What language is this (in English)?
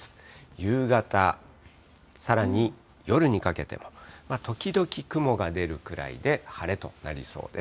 Japanese